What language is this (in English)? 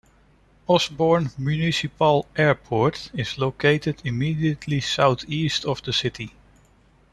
English